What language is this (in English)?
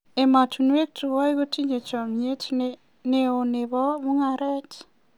Kalenjin